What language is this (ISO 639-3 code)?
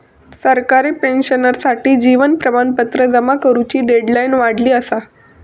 mar